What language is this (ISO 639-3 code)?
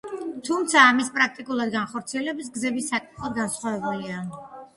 kat